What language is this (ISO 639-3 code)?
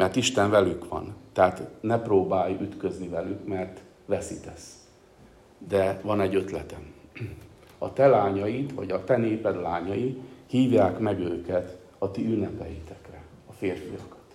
hun